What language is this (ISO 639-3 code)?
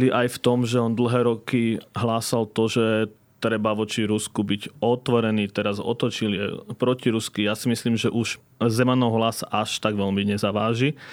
slk